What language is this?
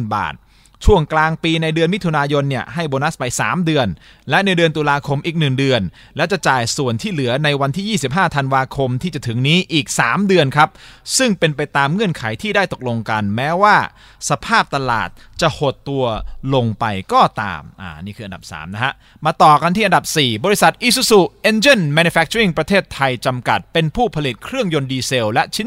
Thai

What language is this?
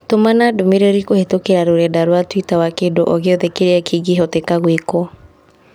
Kikuyu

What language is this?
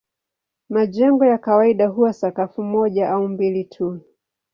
Swahili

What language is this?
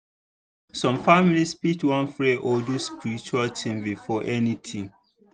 Nigerian Pidgin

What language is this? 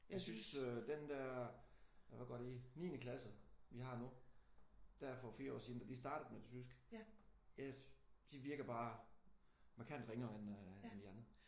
Danish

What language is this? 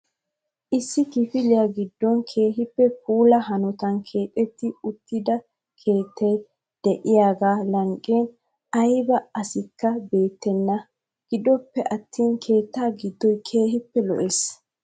Wolaytta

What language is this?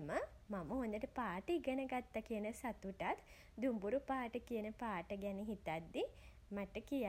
Sinhala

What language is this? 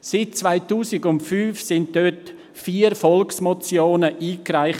Swiss German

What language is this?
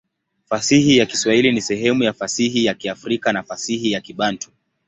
Swahili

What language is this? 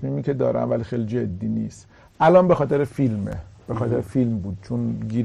Persian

